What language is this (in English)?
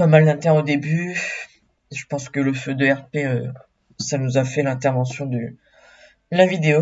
French